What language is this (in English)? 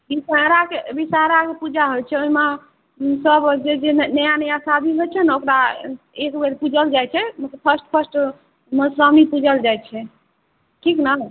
Maithili